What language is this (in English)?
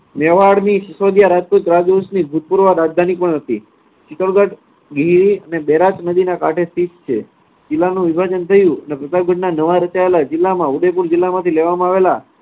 Gujarati